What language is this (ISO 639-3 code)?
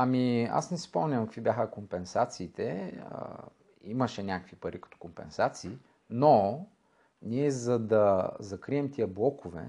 bul